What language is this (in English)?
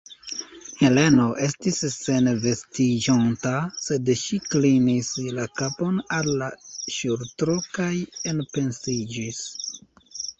Esperanto